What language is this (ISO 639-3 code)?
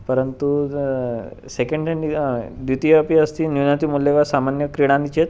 san